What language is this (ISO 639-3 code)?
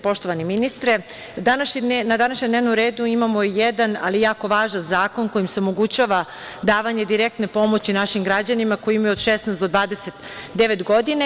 srp